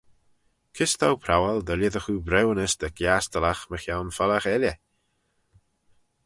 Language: Manx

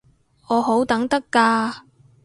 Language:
Cantonese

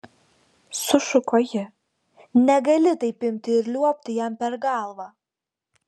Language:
Lithuanian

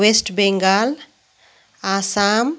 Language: Nepali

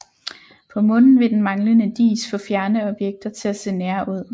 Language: Danish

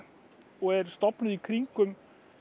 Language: Icelandic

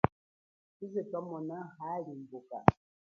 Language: Chokwe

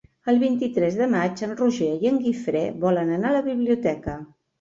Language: Catalan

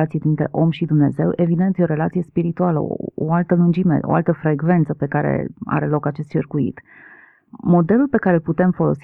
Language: Romanian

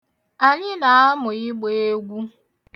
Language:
Igbo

